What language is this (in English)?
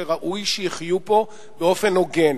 Hebrew